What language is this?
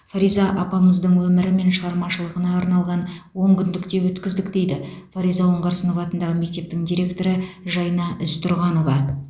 Kazakh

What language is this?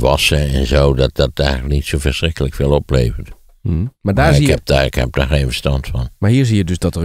Dutch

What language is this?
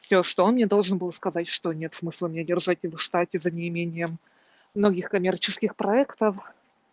Russian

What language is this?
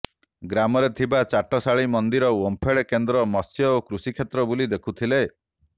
Odia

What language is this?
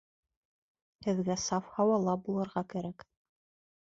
Bashkir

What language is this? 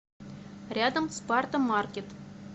Russian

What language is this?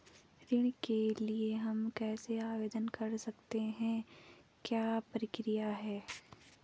Hindi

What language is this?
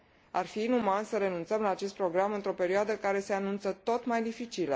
Romanian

